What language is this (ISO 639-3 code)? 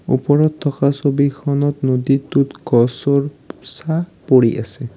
asm